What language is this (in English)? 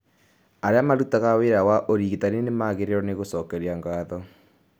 Kikuyu